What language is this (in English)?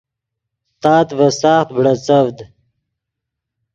Yidgha